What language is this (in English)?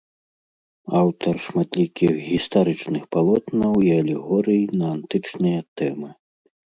Belarusian